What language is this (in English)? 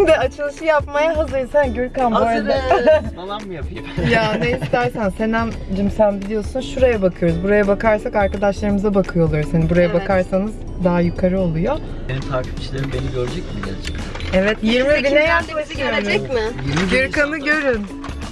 Turkish